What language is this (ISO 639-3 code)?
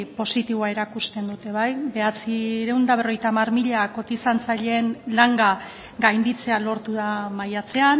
eus